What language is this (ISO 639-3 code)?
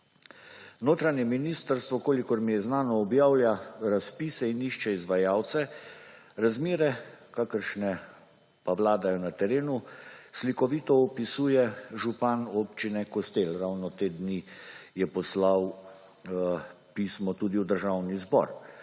slv